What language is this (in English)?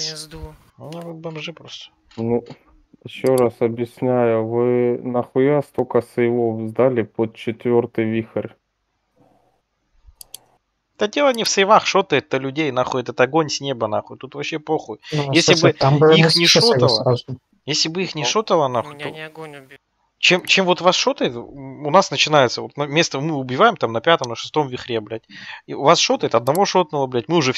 Russian